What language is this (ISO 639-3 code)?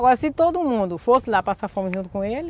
por